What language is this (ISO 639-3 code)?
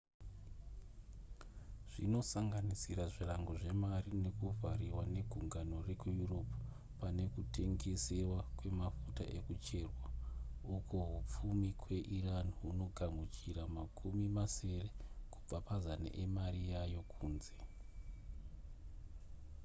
sna